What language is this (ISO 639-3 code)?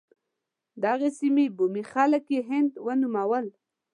pus